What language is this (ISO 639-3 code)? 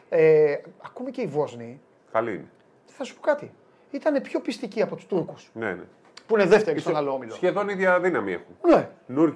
ell